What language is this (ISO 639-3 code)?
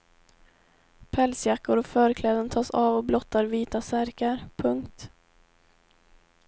swe